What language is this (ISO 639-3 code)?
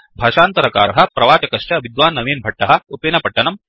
san